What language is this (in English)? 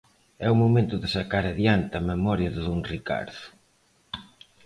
Galician